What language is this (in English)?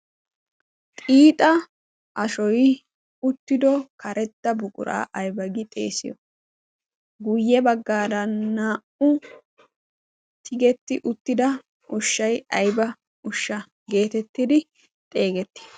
Wolaytta